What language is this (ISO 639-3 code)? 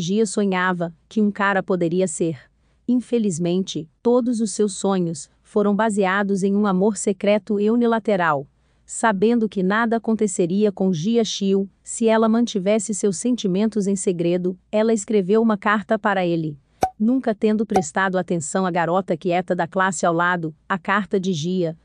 por